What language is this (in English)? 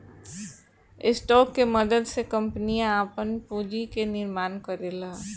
Bhojpuri